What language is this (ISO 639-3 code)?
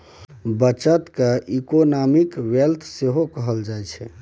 mai